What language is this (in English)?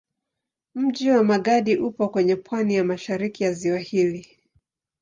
Swahili